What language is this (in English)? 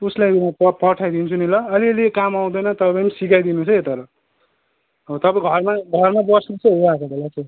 Nepali